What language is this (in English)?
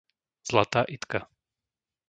Slovak